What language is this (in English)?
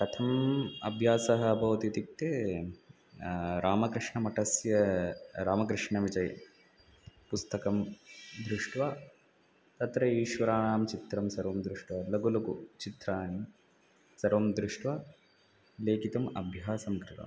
Sanskrit